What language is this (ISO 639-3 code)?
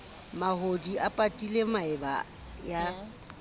sot